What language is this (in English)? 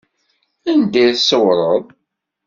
Kabyle